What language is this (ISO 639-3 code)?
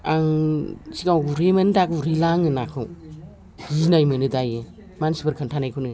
brx